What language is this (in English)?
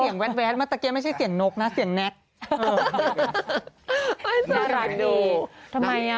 Thai